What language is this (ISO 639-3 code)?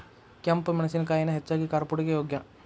kan